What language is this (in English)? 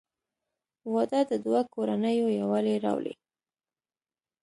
Pashto